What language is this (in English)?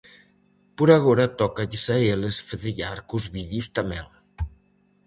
Galician